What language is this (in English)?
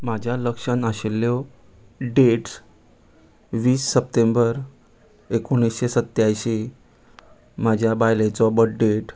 Konkani